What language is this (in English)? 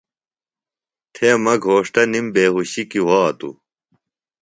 Phalura